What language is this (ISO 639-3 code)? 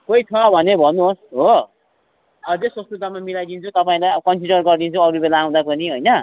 nep